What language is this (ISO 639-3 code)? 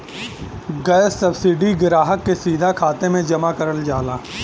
bho